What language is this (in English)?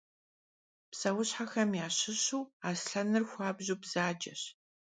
Kabardian